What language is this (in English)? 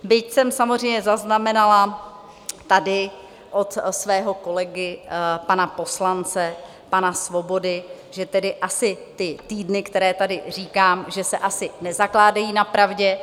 Czech